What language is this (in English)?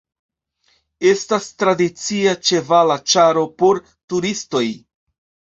Esperanto